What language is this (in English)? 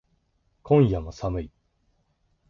Japanese